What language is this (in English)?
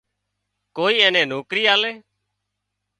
Wadiyara Koli